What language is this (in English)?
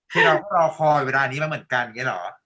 Thai